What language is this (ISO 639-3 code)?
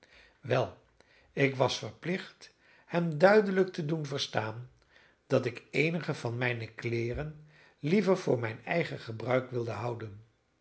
nld